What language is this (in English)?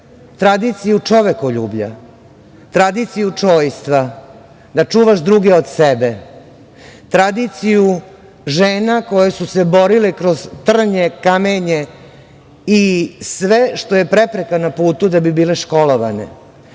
Serbian